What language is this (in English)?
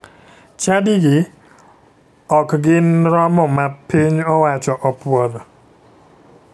Luo (Kenya and Tanzania)